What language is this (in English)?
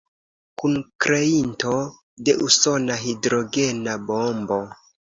Esperanto